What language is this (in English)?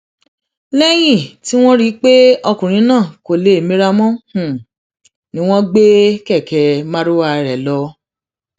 Yoruba